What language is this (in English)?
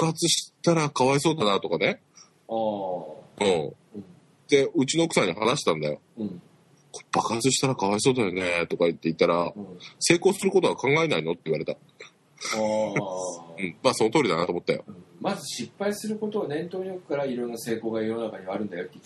Japanese